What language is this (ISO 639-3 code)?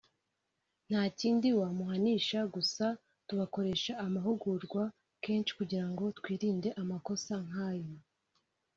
kin